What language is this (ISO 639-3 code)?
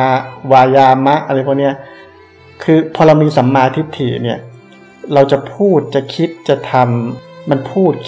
tha